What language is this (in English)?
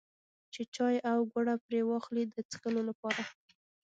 Pashto